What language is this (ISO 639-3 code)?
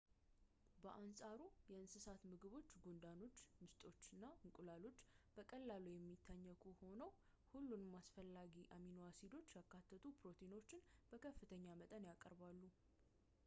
amh